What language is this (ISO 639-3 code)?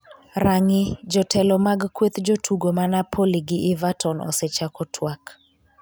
luo